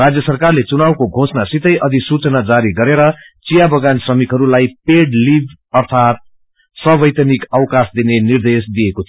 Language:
Nepali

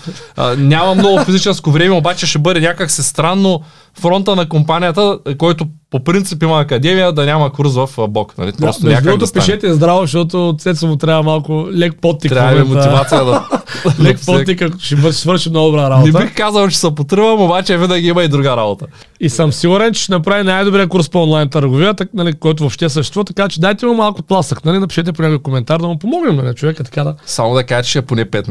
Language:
Bulgarian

